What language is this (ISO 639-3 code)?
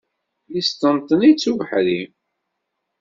kab